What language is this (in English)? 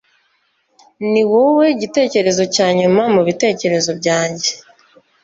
Kinyarwanda